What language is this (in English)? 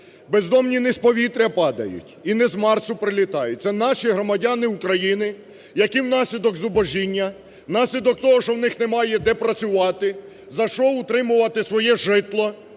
Ukrainian